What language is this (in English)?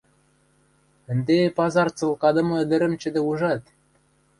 Western Mari